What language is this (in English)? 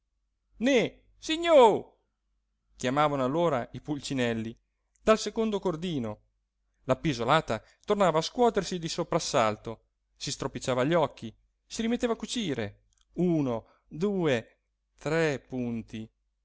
Italian